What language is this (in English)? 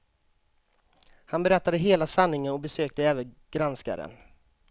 Swedish